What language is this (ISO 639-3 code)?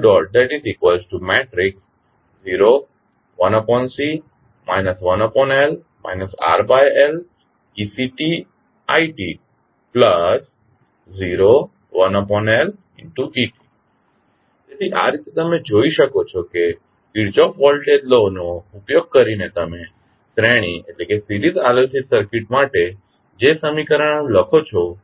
guj